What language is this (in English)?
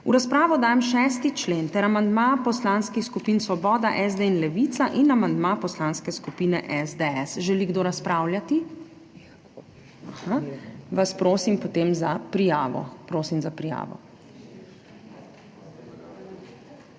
Slovenian